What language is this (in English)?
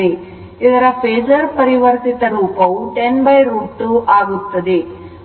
Kannada